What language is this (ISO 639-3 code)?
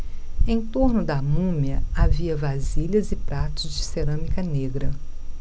por